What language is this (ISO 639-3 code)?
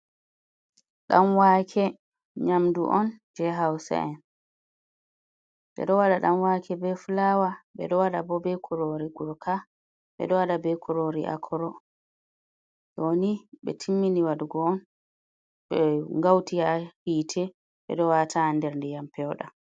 ful